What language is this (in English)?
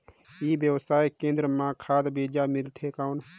Chhattisgarhi